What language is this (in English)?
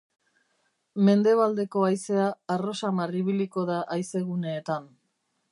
Basque